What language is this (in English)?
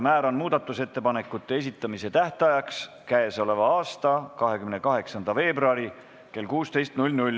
Estonian